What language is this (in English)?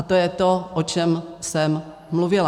Czech